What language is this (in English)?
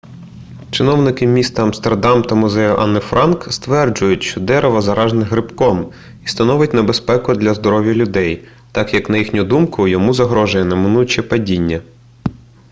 Ukrainian